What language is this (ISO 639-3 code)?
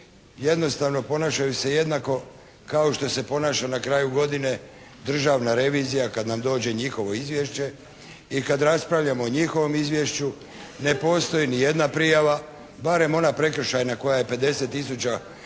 hrv